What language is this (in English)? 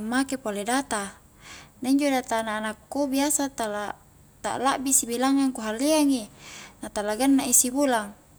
Highland Konjo